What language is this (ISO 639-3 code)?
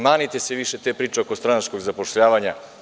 srp